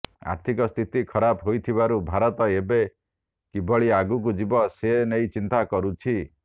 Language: Odia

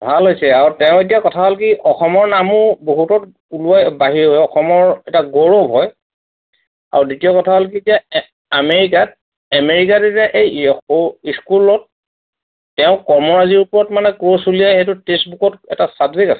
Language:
Assamese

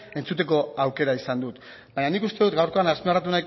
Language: Basque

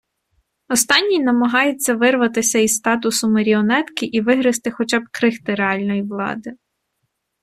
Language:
Ukrainian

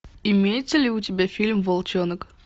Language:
Russian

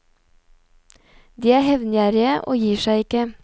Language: Norwegian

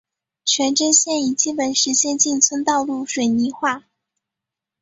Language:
Chinese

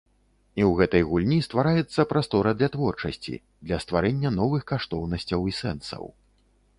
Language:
Belarusian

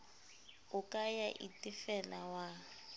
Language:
Southern Sotho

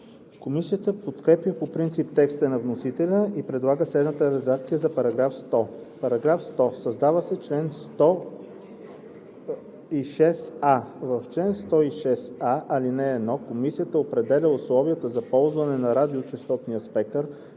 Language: Bulgarian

